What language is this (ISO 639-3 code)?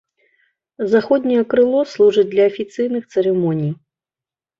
bel